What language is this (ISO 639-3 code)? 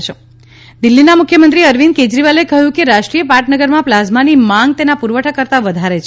guj